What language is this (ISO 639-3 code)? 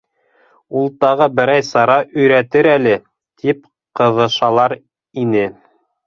bak